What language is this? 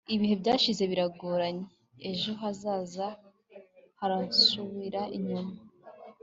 Kinyarwanda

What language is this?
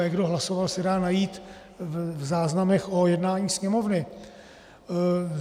Czech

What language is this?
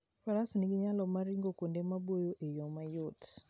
Luo (Kenya and Tanzania)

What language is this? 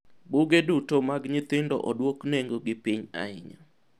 Luo (Kenya and Tanzania)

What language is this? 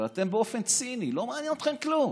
Hebrew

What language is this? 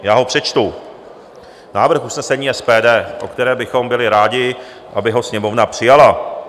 Czech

